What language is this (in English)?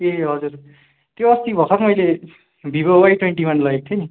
Nepali